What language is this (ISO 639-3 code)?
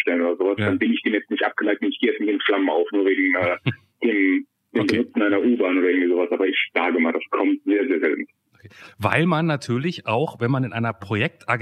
deu